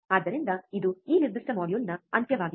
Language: Kannada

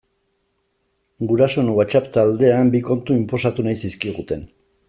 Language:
Basque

